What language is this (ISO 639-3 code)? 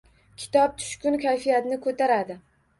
uzb